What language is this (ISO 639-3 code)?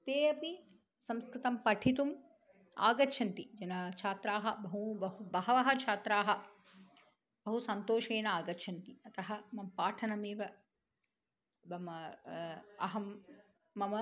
san